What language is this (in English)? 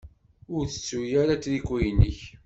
Kabyle